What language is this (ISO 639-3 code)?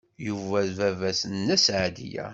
kab